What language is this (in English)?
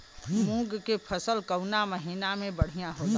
Bhojpuri